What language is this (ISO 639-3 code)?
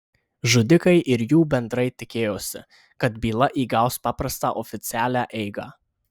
lit